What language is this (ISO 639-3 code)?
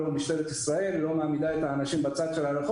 heb